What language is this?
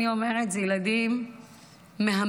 Hebrew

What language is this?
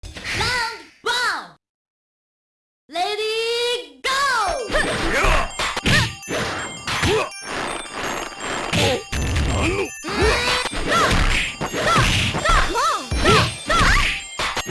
English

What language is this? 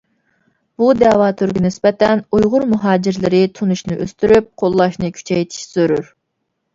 Uyghur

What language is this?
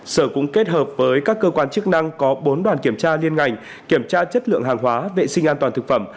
Vietnamese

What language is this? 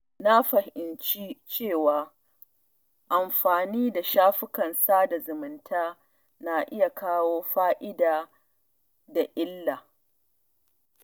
Hausa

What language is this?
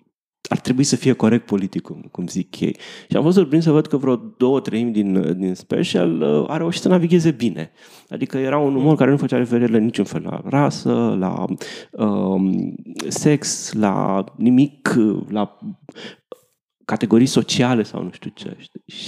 Romanian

